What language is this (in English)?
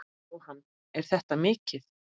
Icelandic